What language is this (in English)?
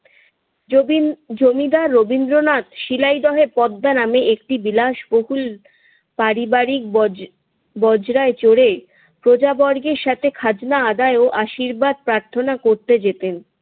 Bangla